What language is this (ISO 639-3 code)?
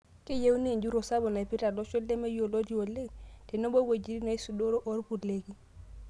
mas